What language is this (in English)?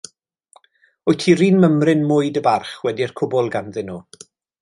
Welsh